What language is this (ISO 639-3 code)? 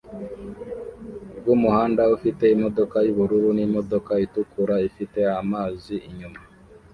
kin